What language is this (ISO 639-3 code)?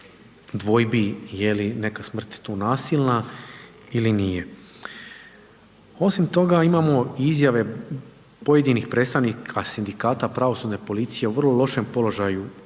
hrv